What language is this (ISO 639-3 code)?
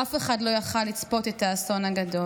heb